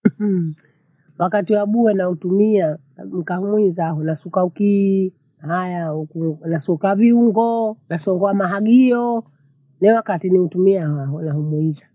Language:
Bondei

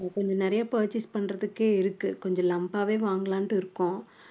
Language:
Tamil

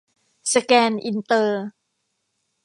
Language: Thai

